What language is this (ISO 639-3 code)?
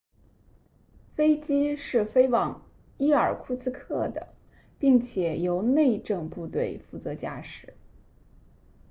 zho